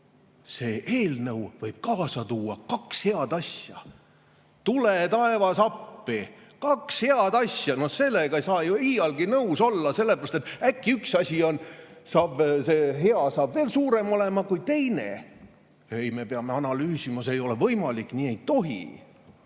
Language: Estonian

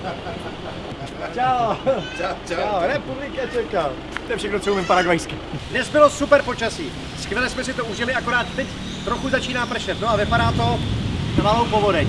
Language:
Czech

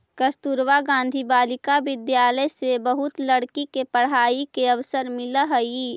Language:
Magahi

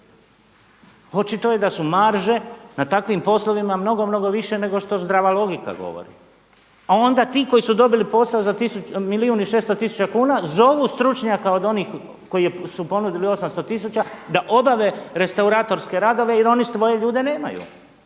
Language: Croatian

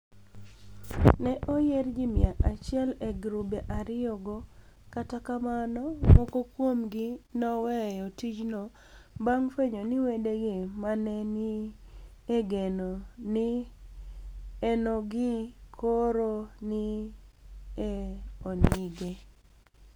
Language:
Luo (Kenya and Tanzania)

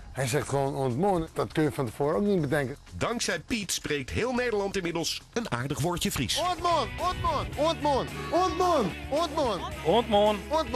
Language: Dutch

